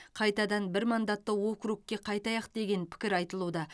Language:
Kazakh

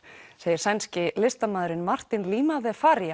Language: Icelandic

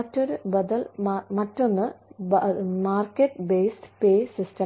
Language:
Malayalam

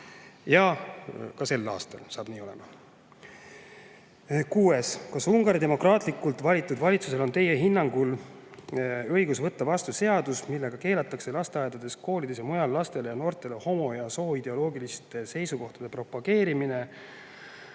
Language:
Estonian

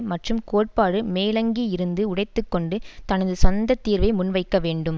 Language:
Tamil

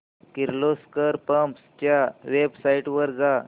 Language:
Marathi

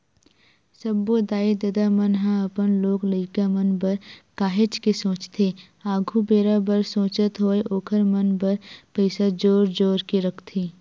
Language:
Chhattisgarhi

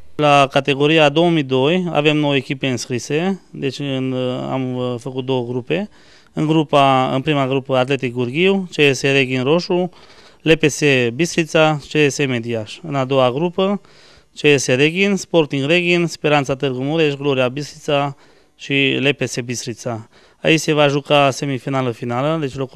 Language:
Romanian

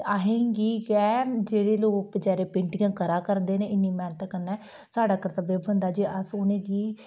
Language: Dogri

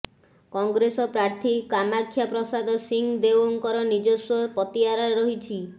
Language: Odia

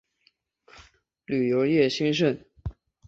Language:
Chinese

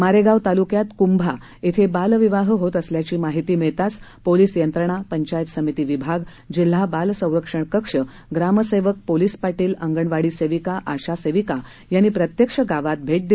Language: Marathi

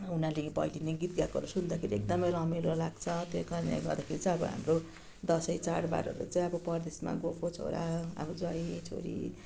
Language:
Nepali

